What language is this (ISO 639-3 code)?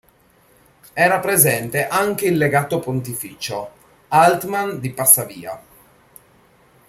ita